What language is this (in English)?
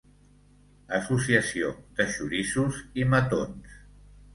Catalan